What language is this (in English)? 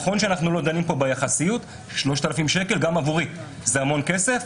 Hebrew